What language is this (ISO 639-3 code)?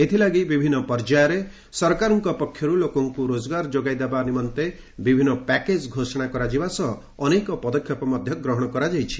ori